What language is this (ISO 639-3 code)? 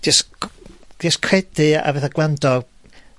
cym